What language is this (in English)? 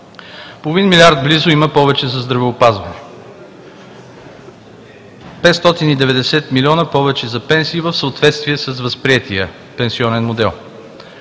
Bulgarian